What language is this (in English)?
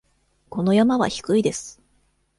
Japanese